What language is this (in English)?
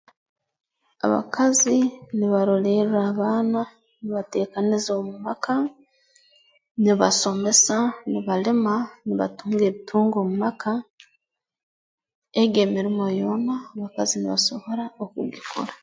Tooro